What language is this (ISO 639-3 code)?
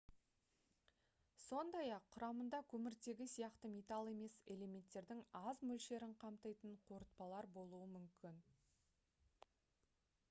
kaz